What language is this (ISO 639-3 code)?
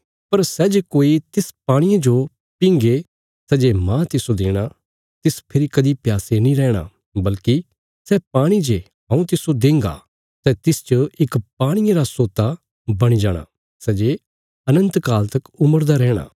kfs